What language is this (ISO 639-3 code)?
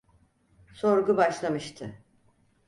tur